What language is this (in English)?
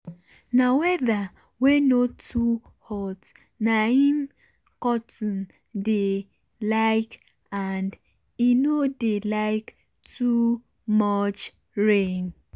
Nigerian Pidgin